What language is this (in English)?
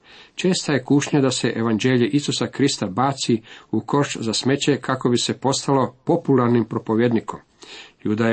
Croatian